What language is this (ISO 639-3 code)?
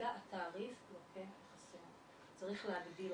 heb